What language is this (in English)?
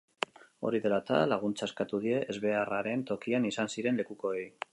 Basque